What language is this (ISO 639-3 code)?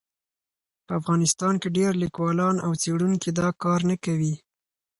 pus